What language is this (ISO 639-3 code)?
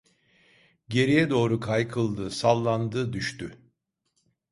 tur